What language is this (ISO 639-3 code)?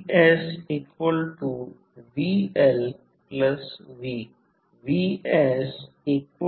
mar